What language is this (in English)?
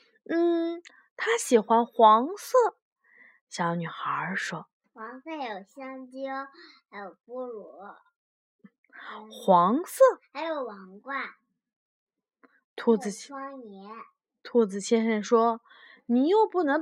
Chinese